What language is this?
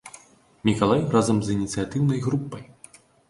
Belarusian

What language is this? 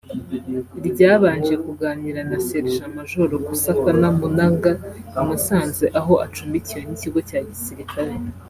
Kinyarwanda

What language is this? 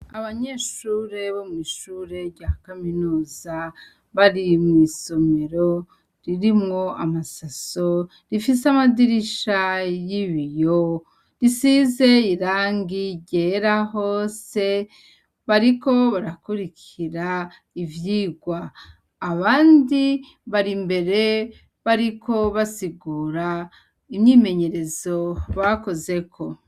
Rundi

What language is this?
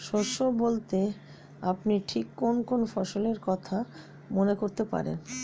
Bangla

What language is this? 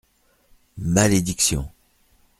French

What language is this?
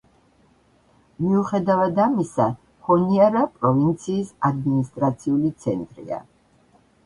Georgian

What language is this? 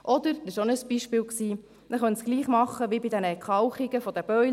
Swiss German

